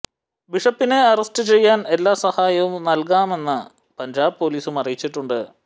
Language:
Malayalam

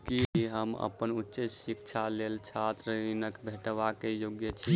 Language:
Maithili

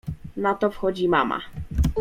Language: Polish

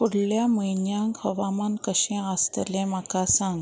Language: Konkani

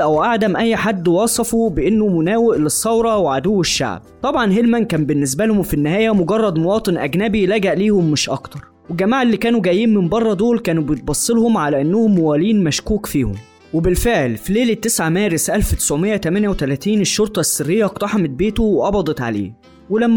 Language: Arabic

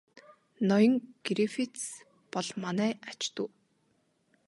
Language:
Mongolian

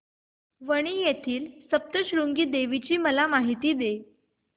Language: Marathi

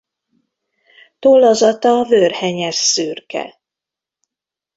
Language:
Hungarian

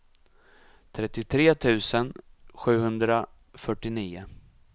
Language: Swedish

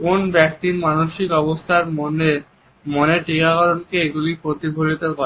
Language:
Bangla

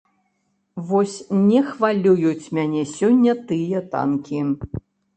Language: Belarusian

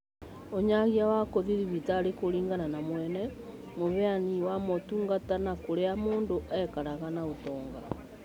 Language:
Kikuyu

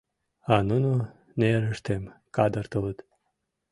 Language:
Mari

